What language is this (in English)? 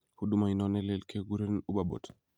Kalenjin